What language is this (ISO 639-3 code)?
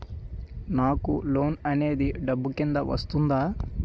tel